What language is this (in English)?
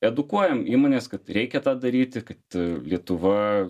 Lithuanian